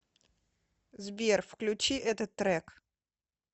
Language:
Russian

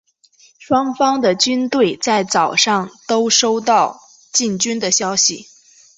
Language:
Chinese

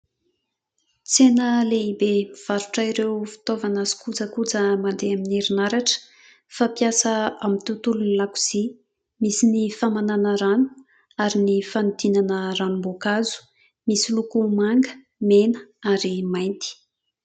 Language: Malagasy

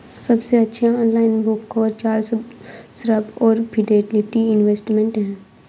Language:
Hindi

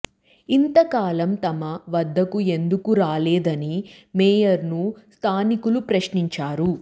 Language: Telugu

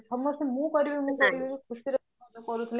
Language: Odia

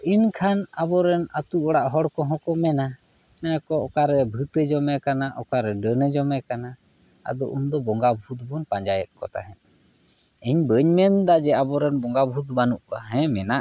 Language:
Santali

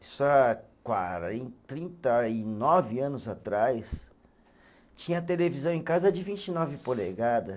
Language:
Portuguese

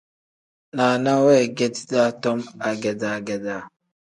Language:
Tem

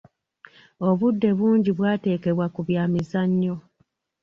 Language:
Ganda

